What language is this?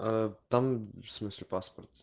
Russian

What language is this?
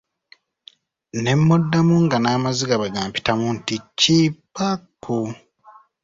Ganda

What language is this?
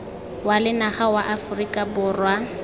Tswana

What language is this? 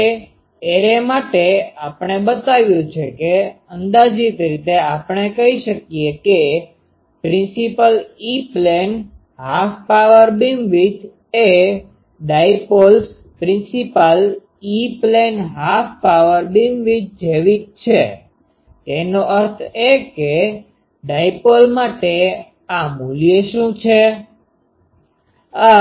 Gujarati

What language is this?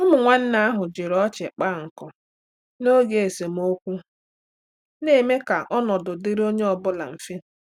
Igbo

